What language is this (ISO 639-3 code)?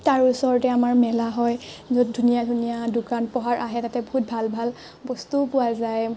asm